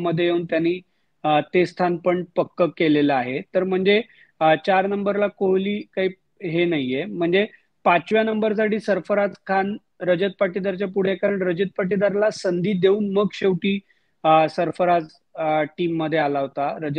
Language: Marathi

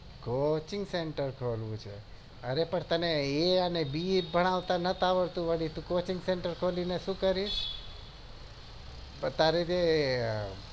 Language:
Gujarati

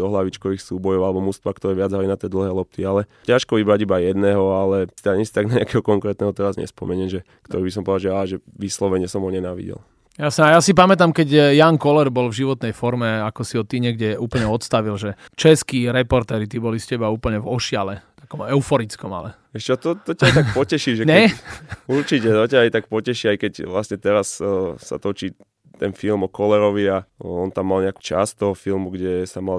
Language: Slovak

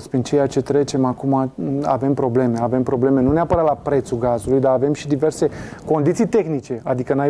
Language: Romanian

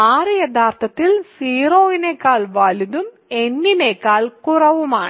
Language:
Malayalam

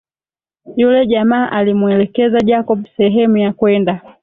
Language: Swahili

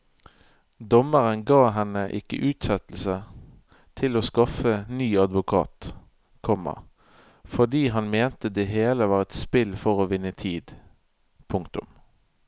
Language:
Norwegian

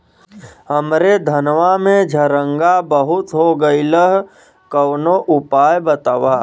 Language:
Bhojpuri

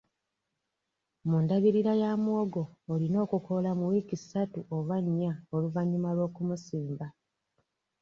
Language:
Ganda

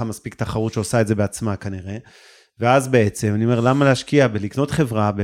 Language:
Hebrew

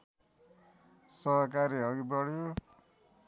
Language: Nepali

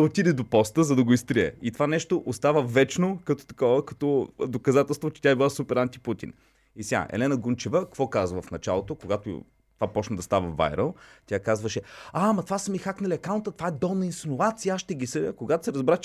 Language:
Bulgarian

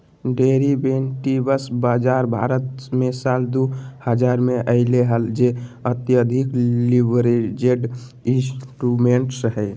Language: Magahi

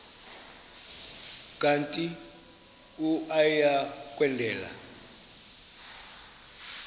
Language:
Xhosa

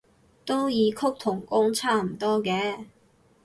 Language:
Cantonese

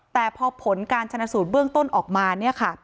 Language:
Thai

